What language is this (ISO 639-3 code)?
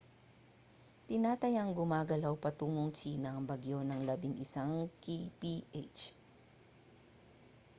fil